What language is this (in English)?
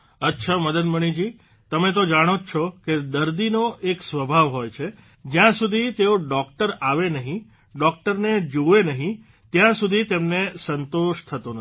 Gujarati